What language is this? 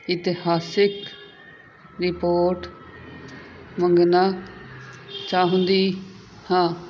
Punjabi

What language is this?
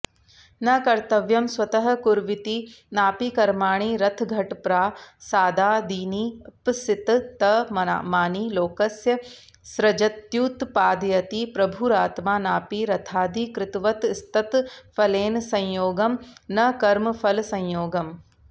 Sanskrit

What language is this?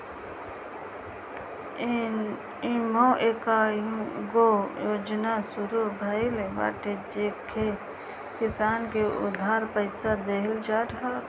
Bhojpuri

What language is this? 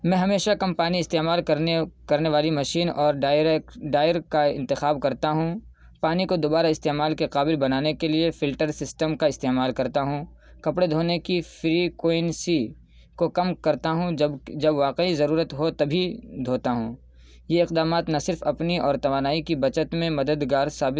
Urdu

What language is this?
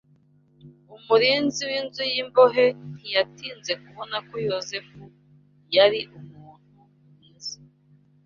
Kinyarwanda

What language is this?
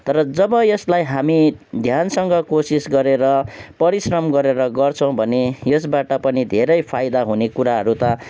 Nepali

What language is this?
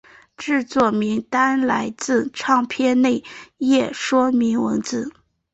Chinese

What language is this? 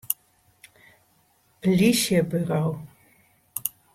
Western Frisian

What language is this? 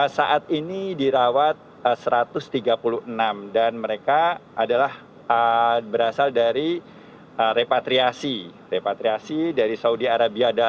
Indonesian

